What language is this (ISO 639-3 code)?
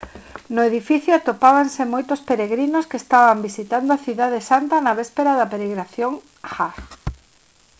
glg